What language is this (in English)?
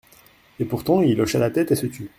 French